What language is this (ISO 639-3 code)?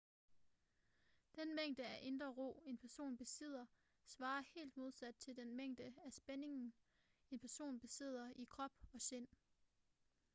dan